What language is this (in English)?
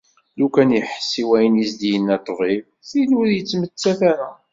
Kabyle